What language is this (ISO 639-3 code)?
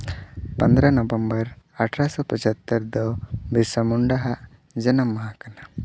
sat